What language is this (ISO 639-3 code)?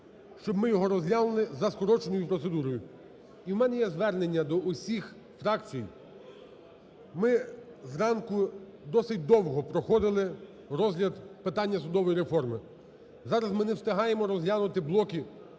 ukr